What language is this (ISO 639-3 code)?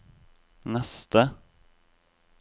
nor